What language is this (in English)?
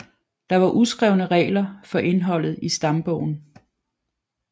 Danish